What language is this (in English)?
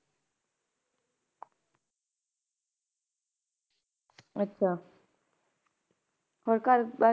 Punjabi